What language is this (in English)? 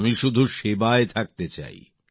Bangla